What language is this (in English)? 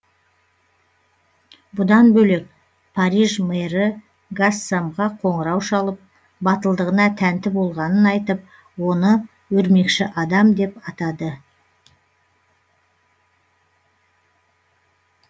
Kazakh